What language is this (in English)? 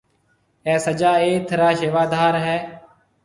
Marwari (Pakistan)